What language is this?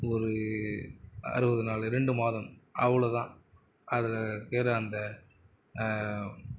Tamil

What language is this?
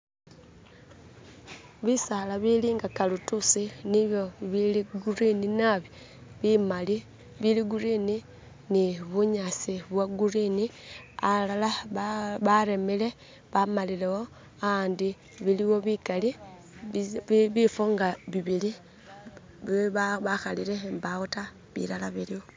Masaaba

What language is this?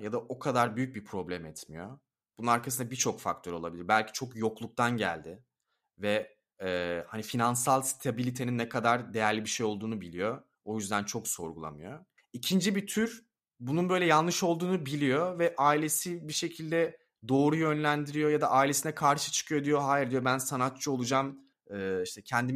Turkish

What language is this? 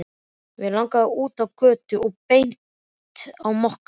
Icelandic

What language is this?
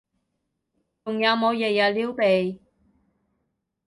Cantonese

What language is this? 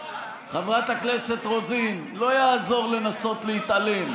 Hebrew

